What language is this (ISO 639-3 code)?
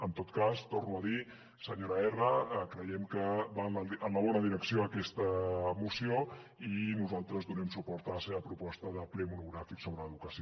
cat